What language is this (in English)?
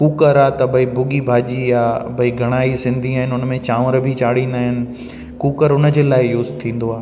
Sindhi